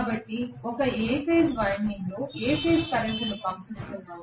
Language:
Telugu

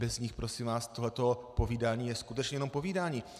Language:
Czech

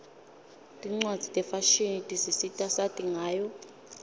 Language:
Swati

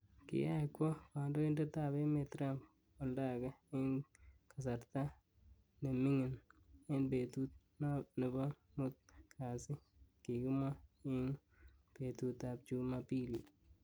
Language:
Kalenjin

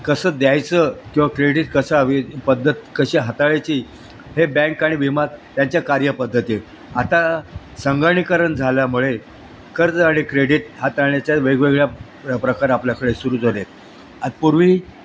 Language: Marathi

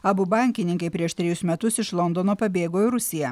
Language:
Lithuanian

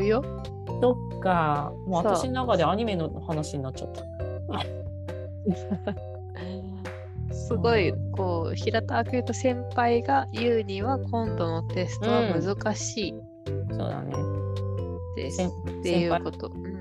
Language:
Japanese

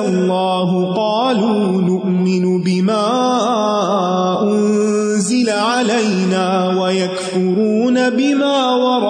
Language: Urdu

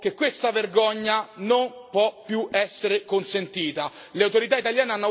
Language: Italian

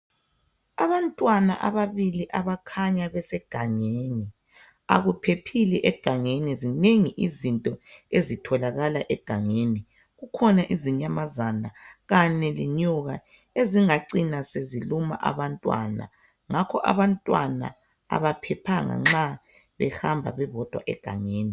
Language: North Ndebele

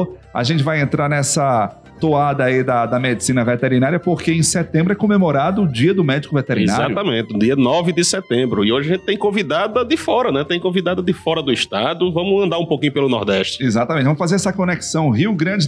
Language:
Portuguese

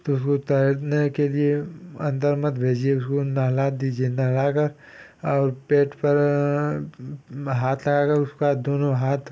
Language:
Hindi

